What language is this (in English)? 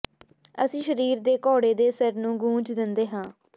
Punjabi